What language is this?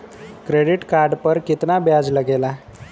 Bhojpuri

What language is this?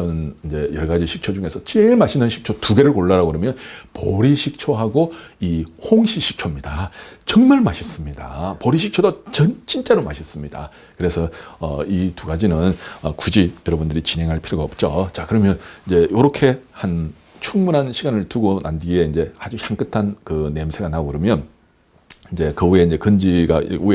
Korean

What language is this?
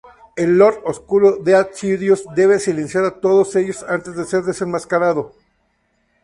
Spanish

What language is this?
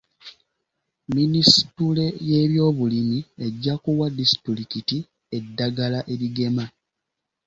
Ganda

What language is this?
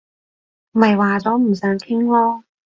Cantonese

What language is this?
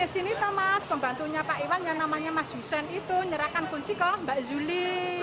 Indonesian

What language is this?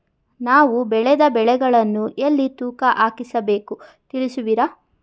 Kannada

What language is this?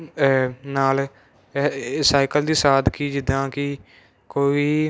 Punjabi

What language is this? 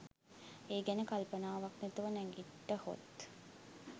Sinhala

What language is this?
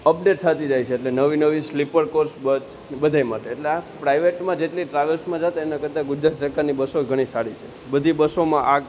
Gujarati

